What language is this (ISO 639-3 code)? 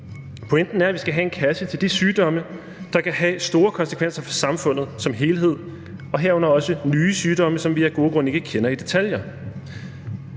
dan